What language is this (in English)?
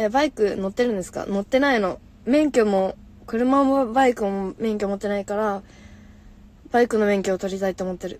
Japanese